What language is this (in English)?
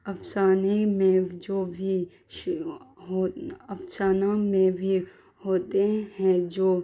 Urdu